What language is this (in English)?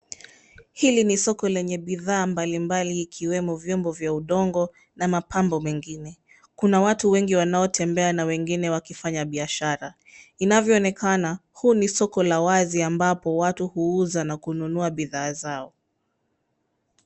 Swahili